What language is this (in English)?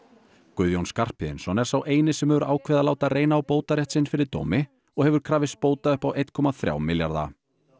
Icelandic